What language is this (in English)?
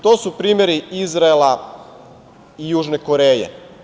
Serbian